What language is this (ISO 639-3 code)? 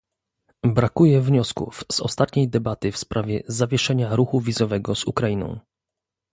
pol